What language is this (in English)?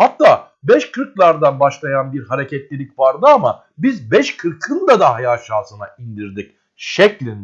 Turkish